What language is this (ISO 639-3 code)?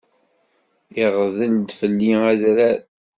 kab